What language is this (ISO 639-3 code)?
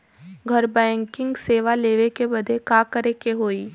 bho